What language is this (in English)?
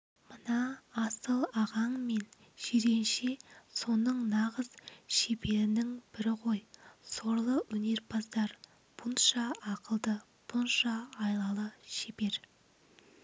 Kazakh